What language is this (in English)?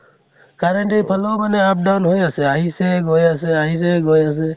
Assamese